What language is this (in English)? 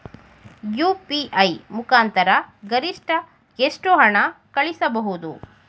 Kannada